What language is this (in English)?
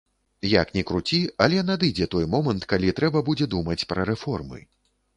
Belarusian